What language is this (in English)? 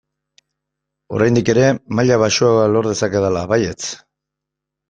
Basque